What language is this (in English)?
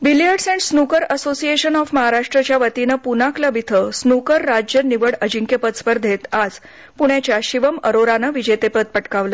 Marathi